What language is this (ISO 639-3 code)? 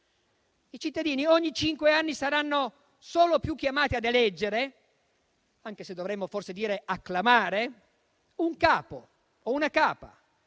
ita